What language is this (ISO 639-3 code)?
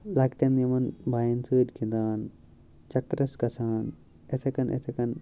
kas